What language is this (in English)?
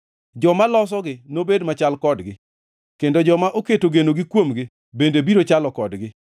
Luo (Kenya and Tanzania)